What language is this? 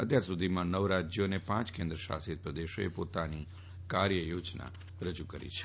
Gujarati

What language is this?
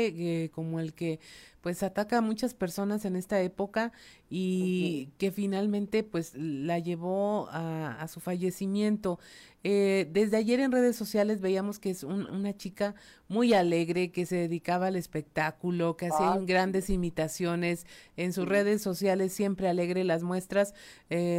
Spanish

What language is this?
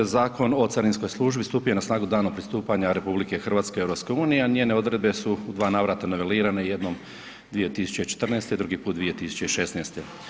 Croatian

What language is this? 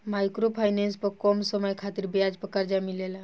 Bhojpuri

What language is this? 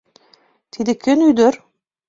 Mari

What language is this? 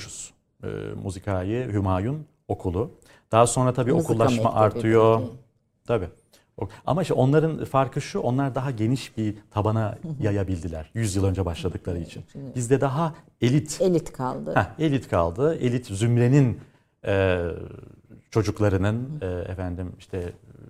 Turkish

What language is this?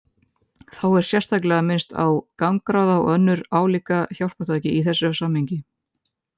Icelandic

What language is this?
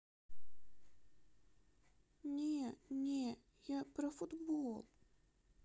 Russian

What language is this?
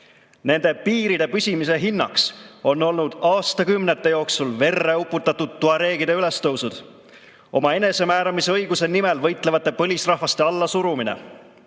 Estonian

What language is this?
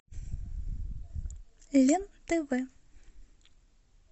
Russian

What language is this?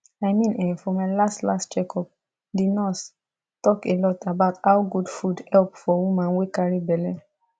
Nigerian Pidgin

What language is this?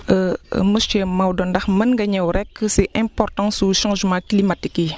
Wolof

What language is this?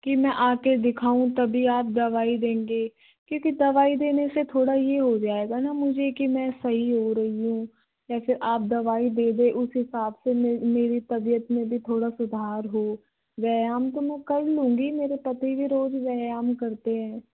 Hindi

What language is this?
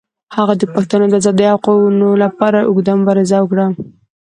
Pashto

